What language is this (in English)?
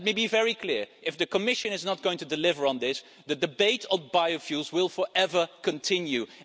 English